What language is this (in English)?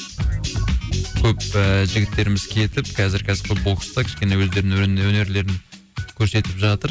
Kazakh